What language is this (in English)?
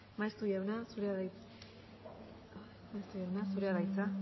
Basque